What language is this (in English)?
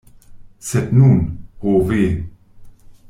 Esperanto